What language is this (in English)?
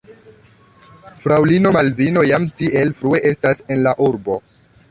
Esperanto